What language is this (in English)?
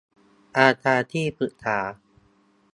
Thai